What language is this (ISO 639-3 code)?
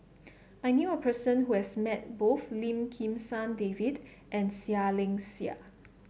eng